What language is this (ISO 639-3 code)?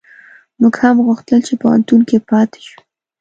pus